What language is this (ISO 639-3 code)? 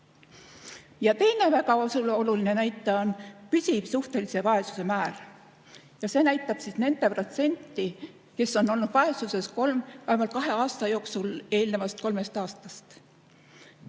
est